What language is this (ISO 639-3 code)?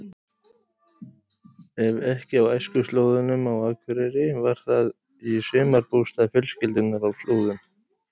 isl